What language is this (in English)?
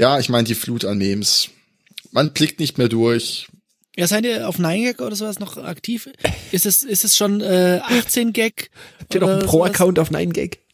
German